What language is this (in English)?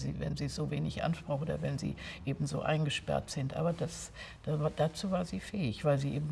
German